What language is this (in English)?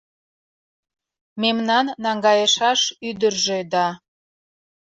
Mari